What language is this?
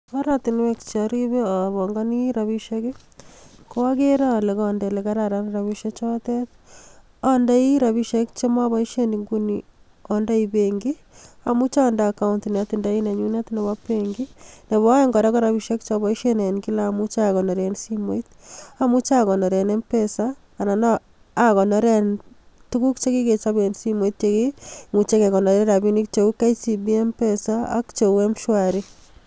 Kalenjin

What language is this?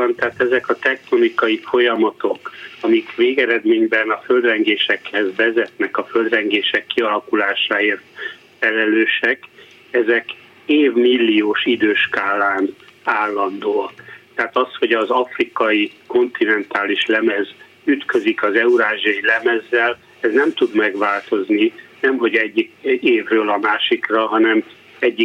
Hungarian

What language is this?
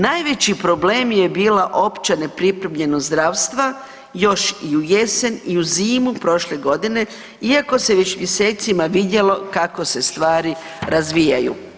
Croatian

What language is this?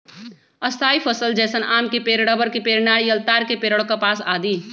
Magahi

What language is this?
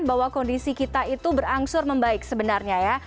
Indonesian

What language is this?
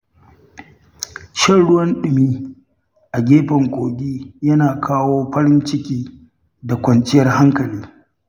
Hausa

